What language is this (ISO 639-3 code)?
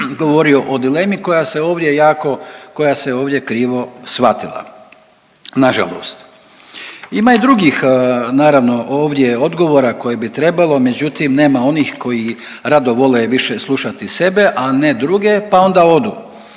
hrv